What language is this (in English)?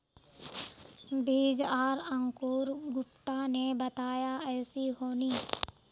Magahi